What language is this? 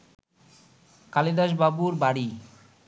Bangla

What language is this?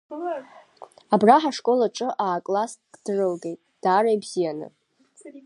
Abkhazian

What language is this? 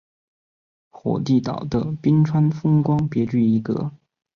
Chinese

